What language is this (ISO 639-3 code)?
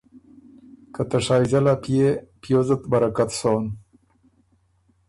oru